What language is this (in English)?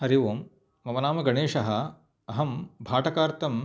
Sanskrit